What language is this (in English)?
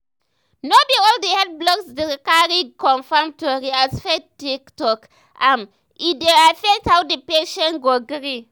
Nigerian Pidgin